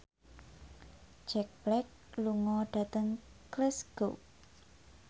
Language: Javanese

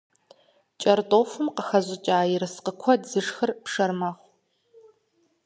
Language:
Kabardian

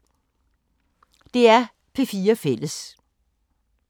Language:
Danish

